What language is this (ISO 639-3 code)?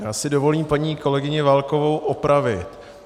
ces